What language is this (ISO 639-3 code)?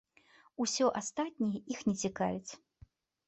bel